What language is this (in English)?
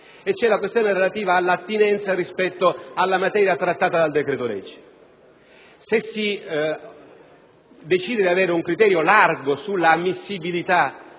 Italian